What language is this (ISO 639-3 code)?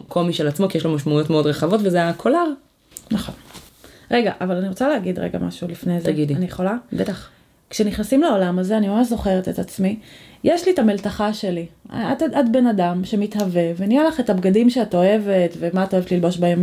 heb